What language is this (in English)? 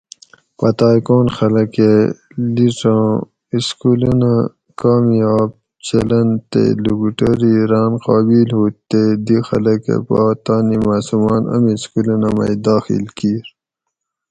Gawri